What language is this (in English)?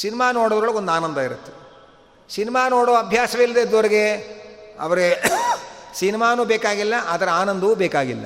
Kannada